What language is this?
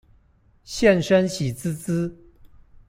Chinese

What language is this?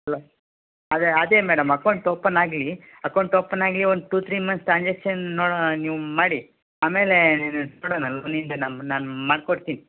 Kannada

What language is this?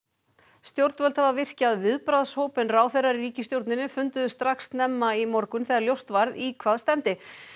Icelandic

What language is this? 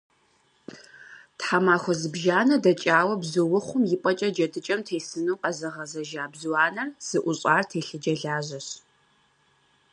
Kabardian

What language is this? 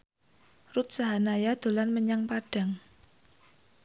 Javanese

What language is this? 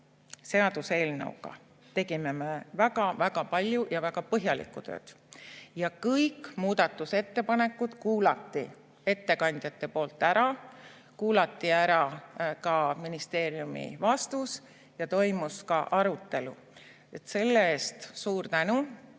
Estonian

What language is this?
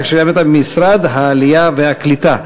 Hebrew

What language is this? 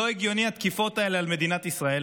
Hebrew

